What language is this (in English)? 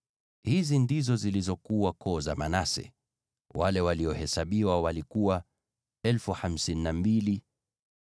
Swahili